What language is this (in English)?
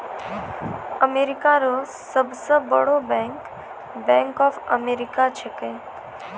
Maithili